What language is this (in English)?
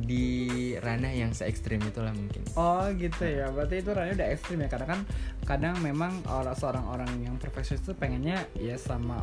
Indonesian